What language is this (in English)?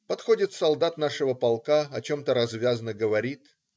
Russian